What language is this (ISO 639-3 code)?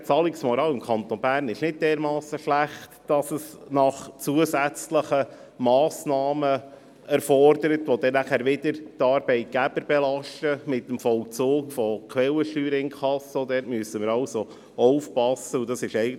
gsw